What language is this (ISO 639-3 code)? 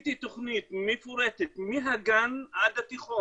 heb